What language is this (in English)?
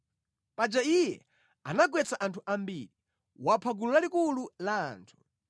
Nyanja